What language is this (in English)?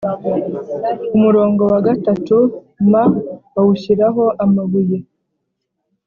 Kinyarwanda